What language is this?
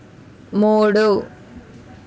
Telugu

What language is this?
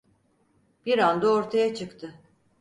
Turkish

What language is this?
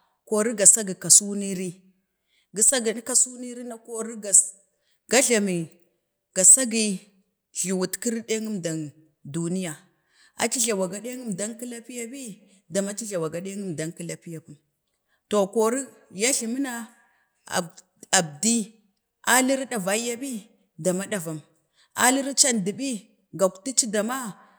Bade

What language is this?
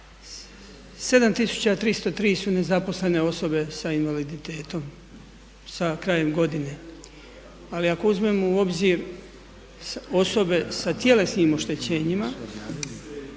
Croatian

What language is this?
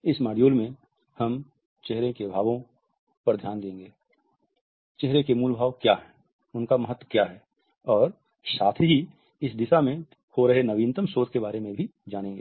Hindi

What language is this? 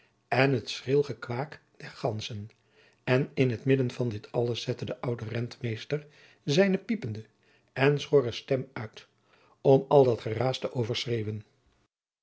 Dutch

